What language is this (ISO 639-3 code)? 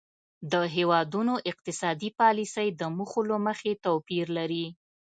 pus